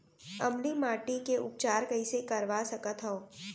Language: Chhattisgarhi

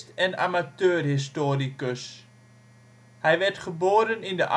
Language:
Dutch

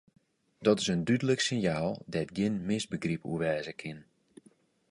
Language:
Western Frisian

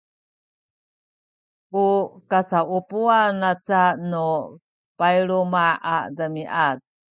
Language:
Sakizaya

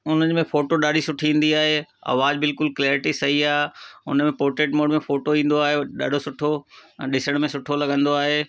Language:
Sindhi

